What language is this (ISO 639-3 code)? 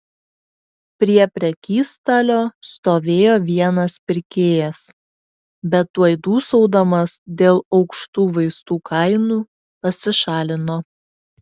lit